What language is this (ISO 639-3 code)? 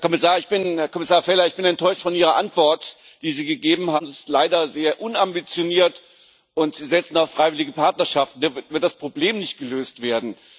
deu